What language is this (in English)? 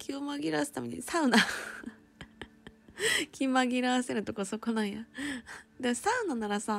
Japanese